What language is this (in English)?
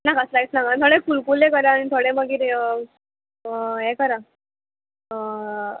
Konkani